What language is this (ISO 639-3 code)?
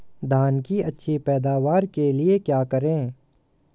hin